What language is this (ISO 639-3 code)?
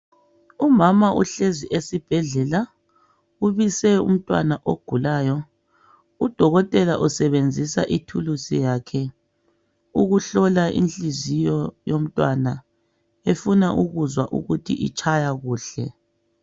nde